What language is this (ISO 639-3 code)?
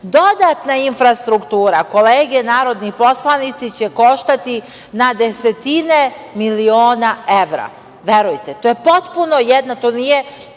srp